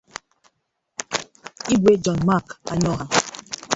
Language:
Igbo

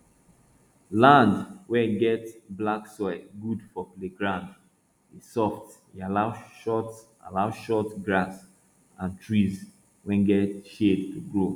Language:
Nigerian Pidgin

